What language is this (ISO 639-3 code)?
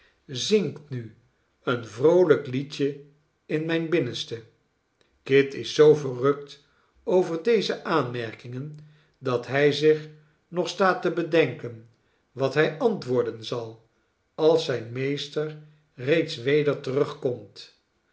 nld